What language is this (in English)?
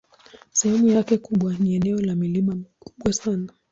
Swahili